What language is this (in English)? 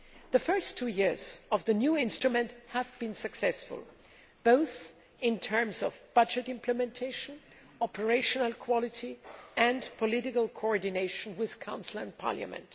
English